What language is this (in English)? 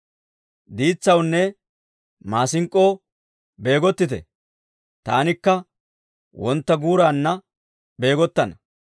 Dawro